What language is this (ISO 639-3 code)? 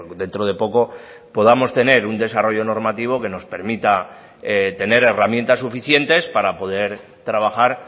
spa